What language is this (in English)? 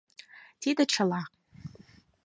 Mari